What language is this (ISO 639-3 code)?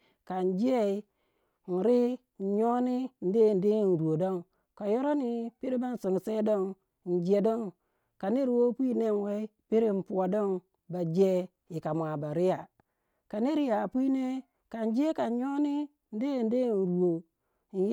wja